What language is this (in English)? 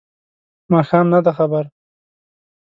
Pashto